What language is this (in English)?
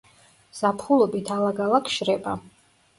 Georgian